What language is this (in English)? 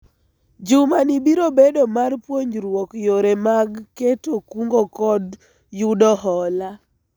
Luo (Kenya and Tanzania)